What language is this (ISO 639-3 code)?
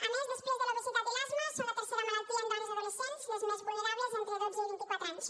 cat